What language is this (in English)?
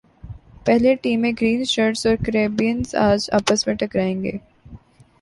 Urdu